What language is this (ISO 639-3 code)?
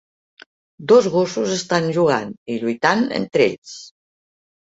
cat